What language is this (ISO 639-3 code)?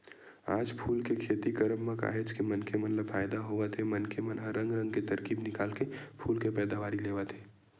hne